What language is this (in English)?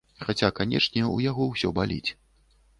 Belarusian